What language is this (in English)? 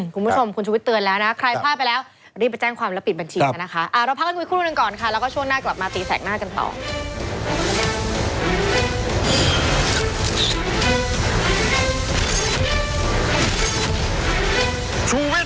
Thai